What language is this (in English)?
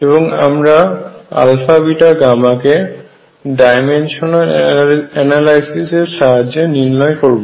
Bangla